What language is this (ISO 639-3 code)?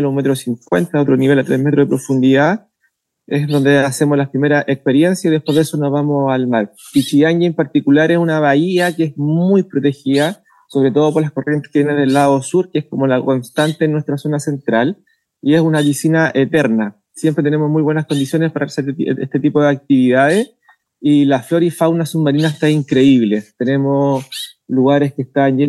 spa